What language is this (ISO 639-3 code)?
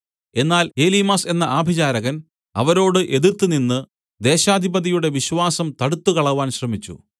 mal